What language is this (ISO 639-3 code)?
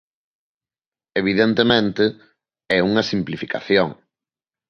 glg